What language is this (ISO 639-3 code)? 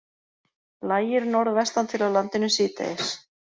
isl